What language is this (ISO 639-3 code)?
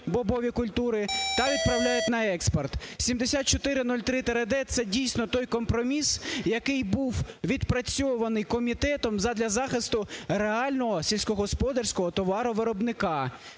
ukr